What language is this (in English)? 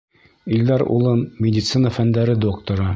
Bashkir